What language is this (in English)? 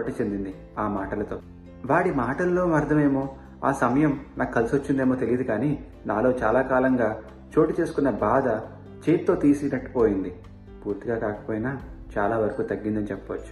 Telugu